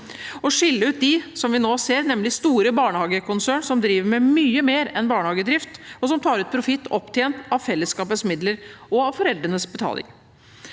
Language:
Norwegian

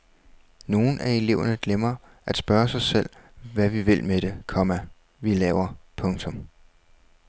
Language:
Danish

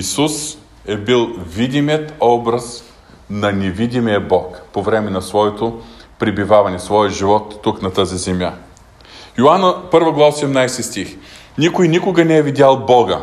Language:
Bulgarian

